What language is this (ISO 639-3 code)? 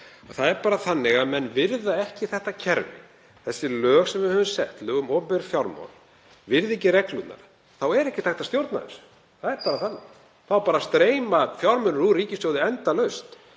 isl